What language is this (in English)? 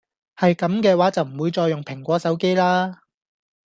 Cantonese